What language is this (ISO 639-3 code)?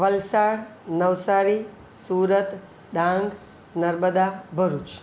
guj